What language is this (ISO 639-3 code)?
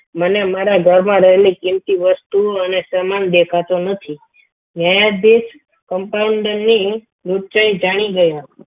guj